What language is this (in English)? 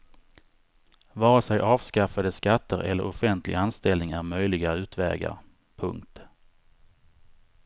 Swedish